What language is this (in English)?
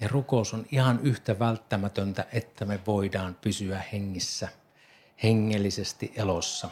Finnish